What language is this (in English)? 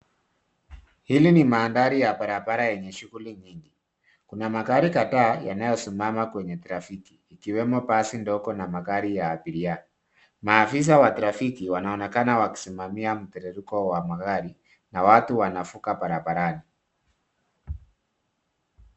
Swahili